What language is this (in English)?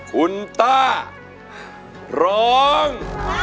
Thai